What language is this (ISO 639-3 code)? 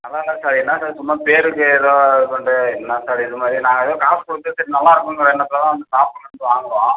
tam